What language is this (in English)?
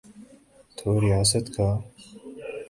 Urdu